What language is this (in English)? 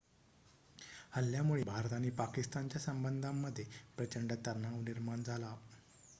Marathi